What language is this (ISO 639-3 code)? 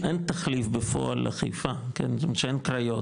heb